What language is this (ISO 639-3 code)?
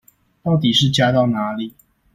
zho